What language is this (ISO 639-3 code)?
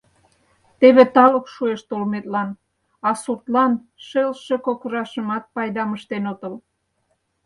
chm